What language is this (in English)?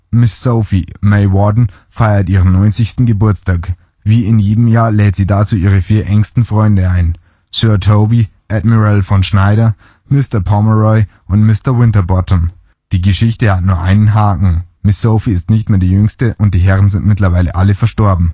German